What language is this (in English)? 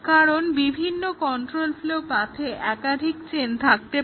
Bangla